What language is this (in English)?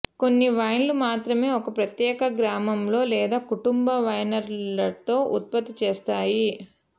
Telugu